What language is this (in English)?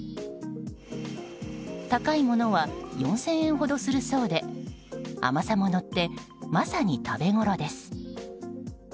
Japanese